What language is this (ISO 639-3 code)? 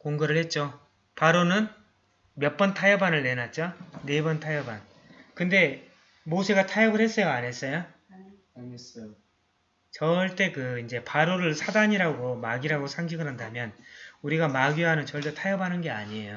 kor